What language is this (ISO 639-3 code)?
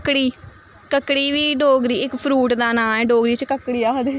doi